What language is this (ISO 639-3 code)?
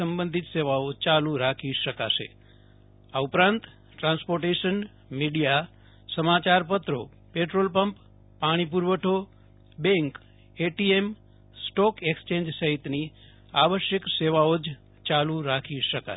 guj